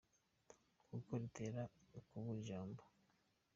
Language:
Kinyarwanda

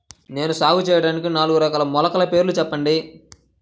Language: Telugu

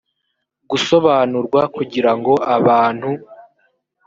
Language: Kinyarwanda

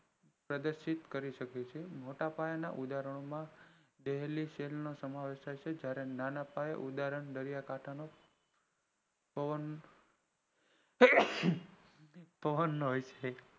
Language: Gujarati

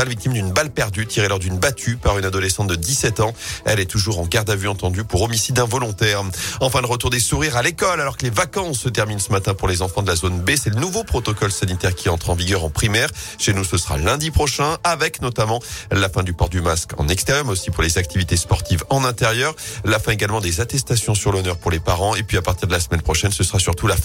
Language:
French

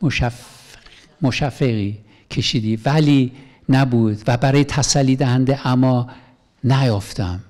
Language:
Persian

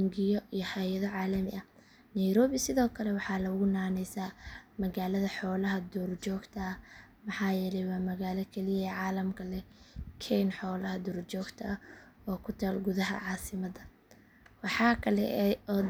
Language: Somali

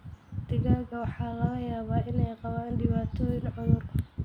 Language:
Somali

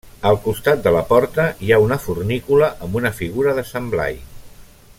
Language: Catalan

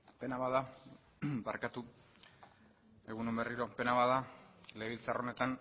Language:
Basque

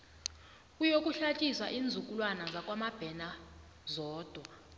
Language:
South Ndebele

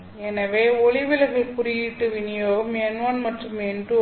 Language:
Tamil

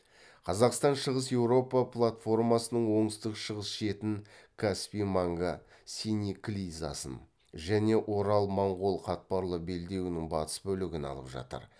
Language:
Kazakh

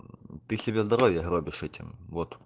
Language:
Russian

